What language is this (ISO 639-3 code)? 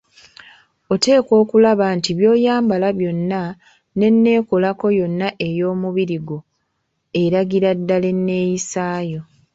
lug